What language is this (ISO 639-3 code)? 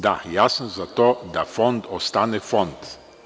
srp